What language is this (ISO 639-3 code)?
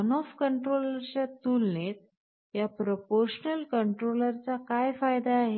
mar